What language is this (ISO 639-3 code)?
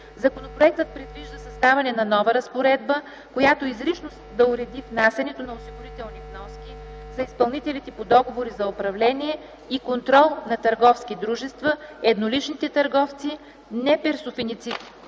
bul